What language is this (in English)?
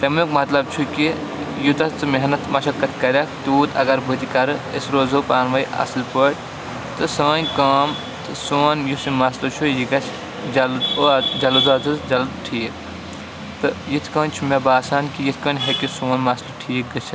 Kashmiri